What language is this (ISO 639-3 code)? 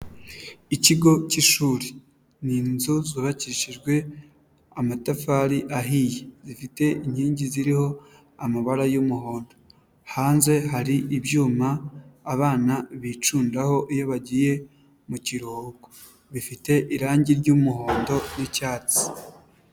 kin